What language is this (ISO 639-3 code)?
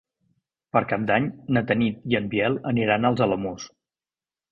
cat